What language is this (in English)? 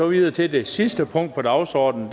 Danish